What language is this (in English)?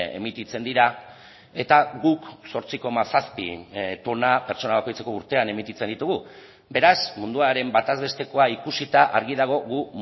Basque